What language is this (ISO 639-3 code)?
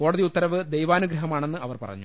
mal